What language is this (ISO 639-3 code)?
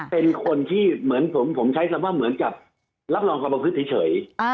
tha